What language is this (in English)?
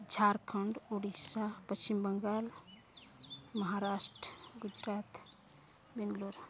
Santali